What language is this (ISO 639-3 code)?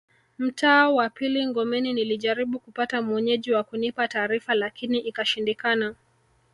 swa